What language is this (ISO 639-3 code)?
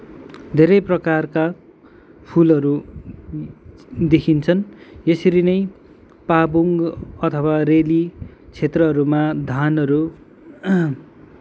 nep